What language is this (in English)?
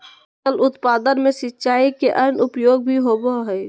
Magahi